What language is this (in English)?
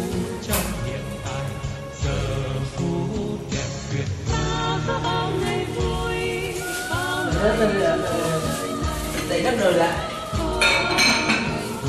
Vietnamese